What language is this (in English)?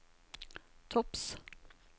Norwegian